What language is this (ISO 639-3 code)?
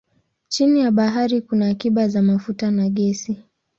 swa